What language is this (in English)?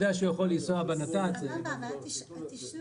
Hebrew